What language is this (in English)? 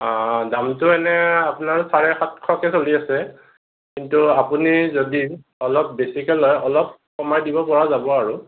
Assamese